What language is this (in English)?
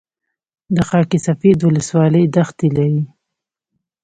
Pashto